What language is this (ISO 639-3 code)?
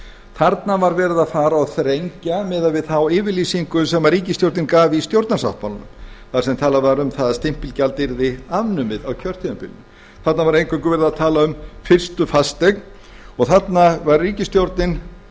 isl